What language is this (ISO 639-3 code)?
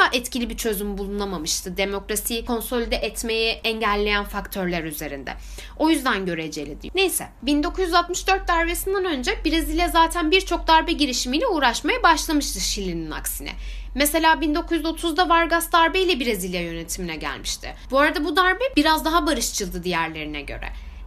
tur